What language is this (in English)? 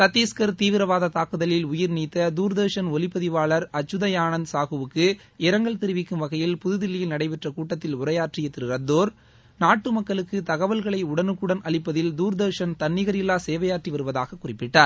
Tamil